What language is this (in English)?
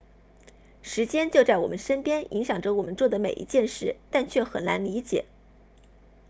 Chinese